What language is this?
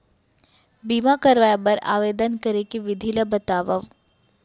Chhattisgarhi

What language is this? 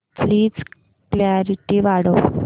Marathi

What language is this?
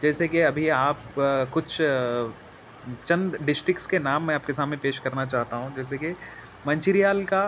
Urdu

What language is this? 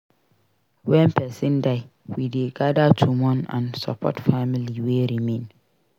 Nigerian Pidgin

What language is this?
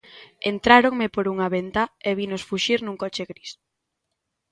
Galician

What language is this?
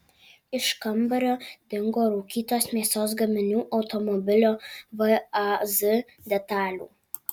Lithuanian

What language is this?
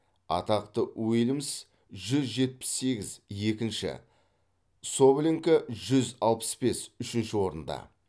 Kazakh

